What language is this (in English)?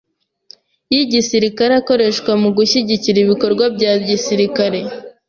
Kinyarwanda